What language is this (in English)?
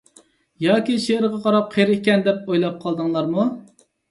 Uyghur